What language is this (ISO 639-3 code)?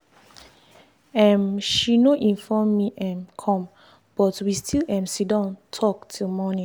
pcm